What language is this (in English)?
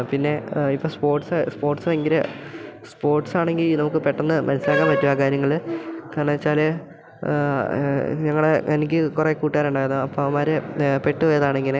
Malayalam